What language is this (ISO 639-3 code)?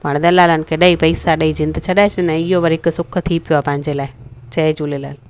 snd